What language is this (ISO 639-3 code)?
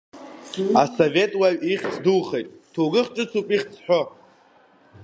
abk